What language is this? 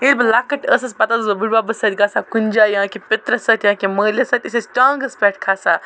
Kashmiri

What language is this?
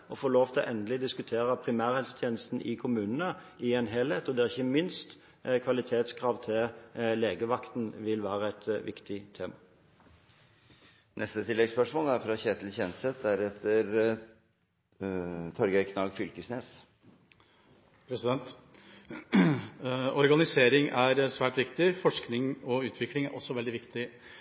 Norwegian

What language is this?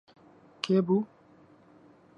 Central Kurdish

